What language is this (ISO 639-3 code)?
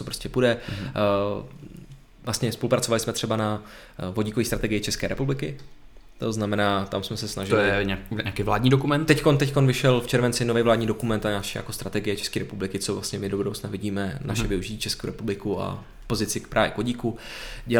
ces